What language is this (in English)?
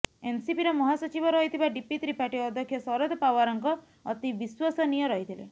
Odia